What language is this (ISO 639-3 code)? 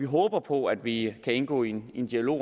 dan